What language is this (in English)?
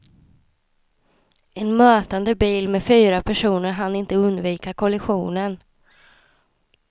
Swedish